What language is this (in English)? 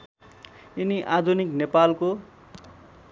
Nepali